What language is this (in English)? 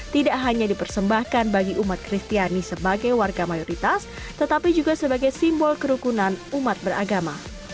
Indonesian